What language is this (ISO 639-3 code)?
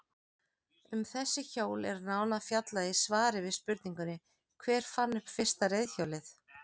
isl